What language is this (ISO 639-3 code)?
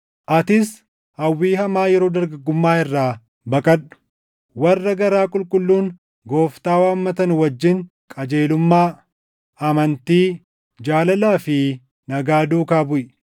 orm